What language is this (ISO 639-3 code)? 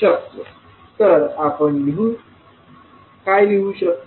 mar